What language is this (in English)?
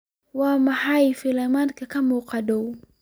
Somali